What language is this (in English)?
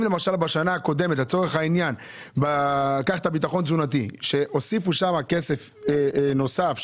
Hebrew